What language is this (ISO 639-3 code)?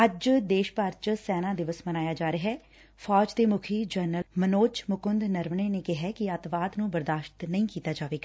pan